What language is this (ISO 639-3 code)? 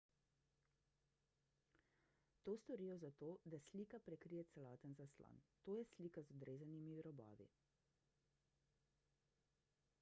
slv